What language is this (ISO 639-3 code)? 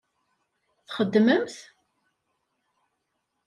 kab